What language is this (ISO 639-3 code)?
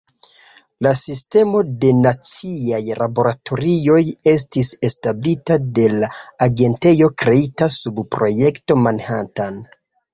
epo